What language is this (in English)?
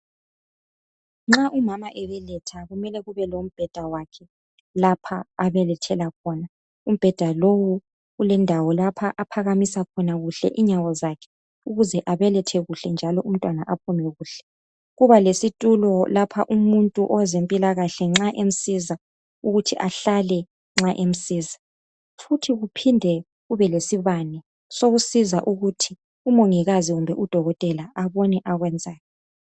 North Ndebele